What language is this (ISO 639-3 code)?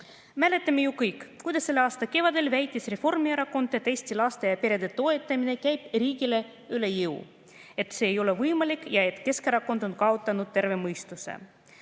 est